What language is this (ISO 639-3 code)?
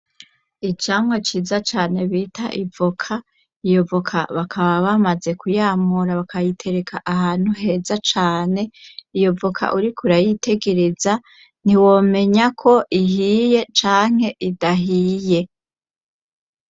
run